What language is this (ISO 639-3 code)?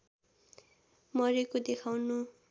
nep